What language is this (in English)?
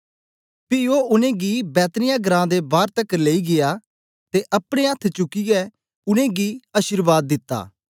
Dogri